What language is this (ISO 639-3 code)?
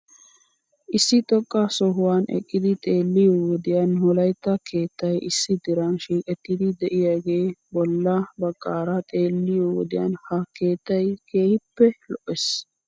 wal